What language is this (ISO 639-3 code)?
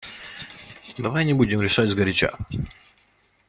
rus